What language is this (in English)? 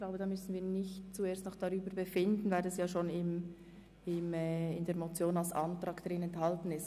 Swiss German